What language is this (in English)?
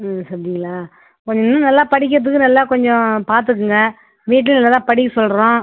Tamil